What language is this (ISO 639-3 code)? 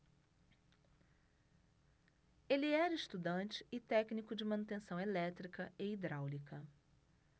por